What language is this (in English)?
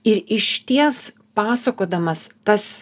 Lithuanian